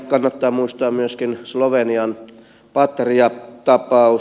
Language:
Finnish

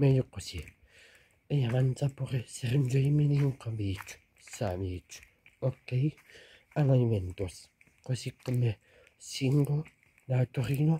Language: Italian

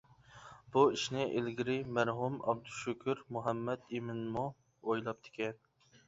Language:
Uyghur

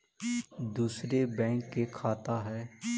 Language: Magahi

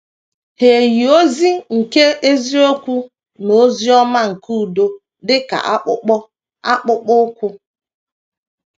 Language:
Igbo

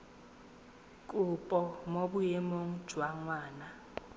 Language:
Tswana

